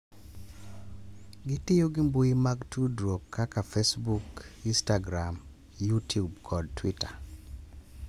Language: Luo (Kenya and Tanzania)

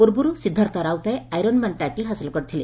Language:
Odia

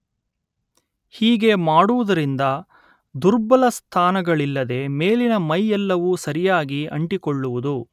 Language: Kannada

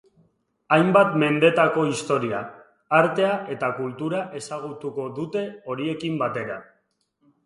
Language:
Basque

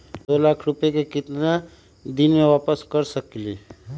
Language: Magahi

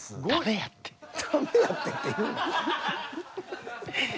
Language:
Japanese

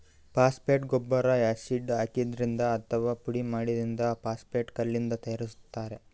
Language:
Kannada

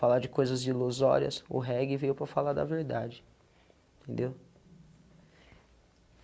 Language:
Portuguese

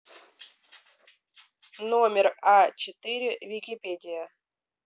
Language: Russian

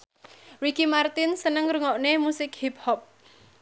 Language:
Javanese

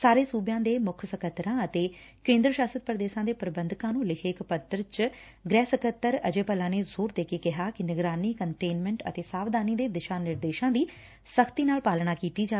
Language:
Punjabi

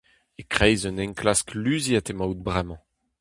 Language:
Breton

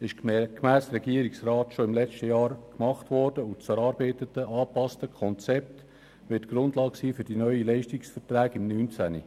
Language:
Swiss German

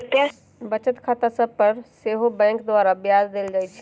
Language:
Magahi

